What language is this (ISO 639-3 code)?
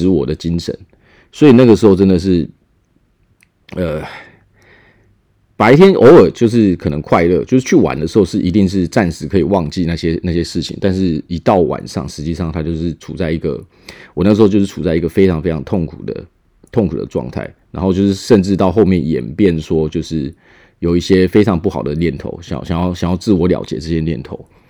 zho